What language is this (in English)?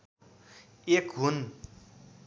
Nepali